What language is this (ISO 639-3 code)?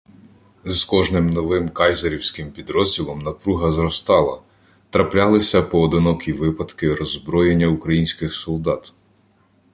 ukr